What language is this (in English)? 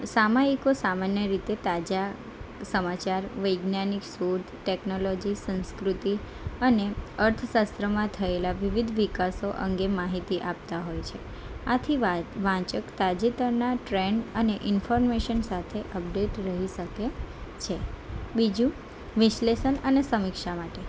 Gujarati